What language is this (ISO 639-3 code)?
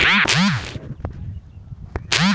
bho